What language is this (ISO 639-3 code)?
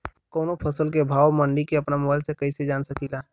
bho